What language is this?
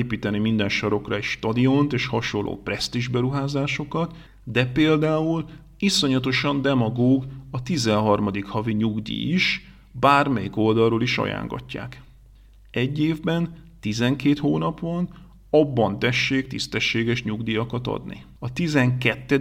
Hungarian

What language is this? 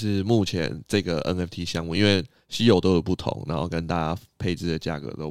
Chinese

